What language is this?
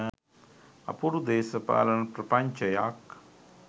Sinhala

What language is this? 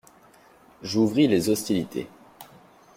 French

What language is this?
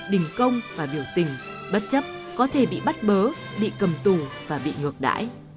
Vietnamese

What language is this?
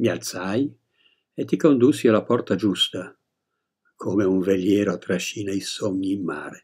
Italian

